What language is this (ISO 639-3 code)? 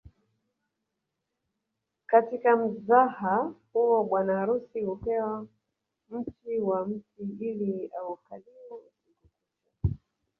swa